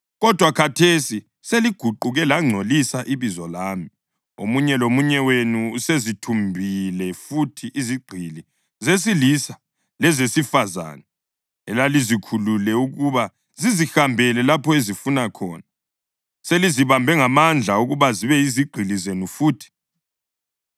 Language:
North Ndebele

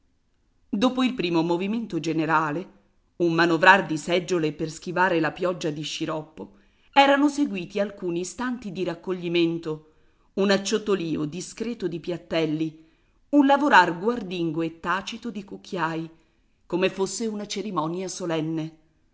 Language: Italian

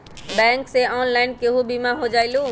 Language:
Magahi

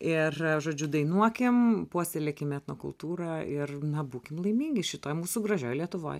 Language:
Lithuanian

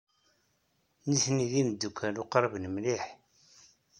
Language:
Kabyle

